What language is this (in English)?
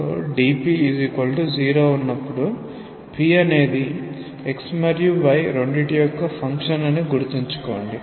Telugu